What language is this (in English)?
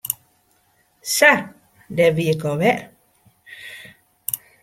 Western Frisian